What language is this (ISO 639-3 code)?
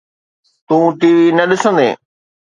snd